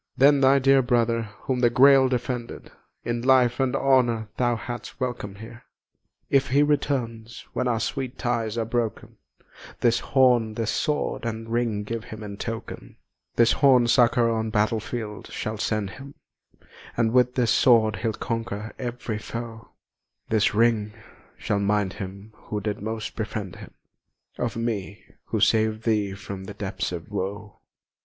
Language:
English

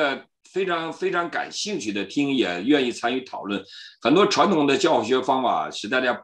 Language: Chinese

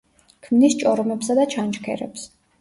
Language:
Georgian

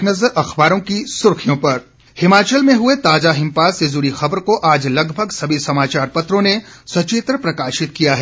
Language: Hindi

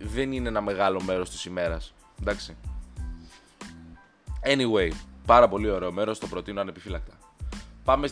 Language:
Greek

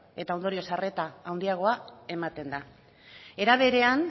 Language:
Basque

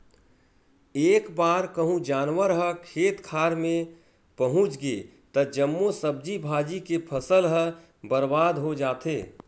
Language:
Chhattisgarhi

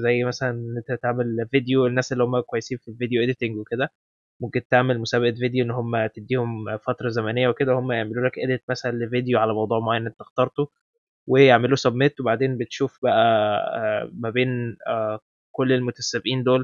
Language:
Arabic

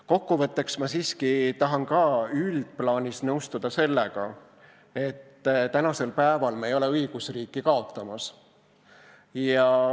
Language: Estonian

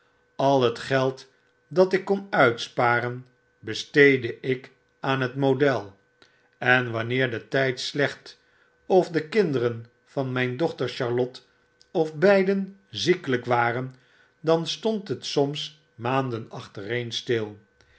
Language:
Dutch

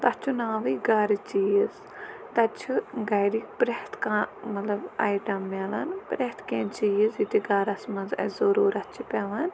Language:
Kashmiri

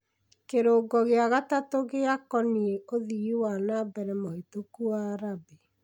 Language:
Kikuyu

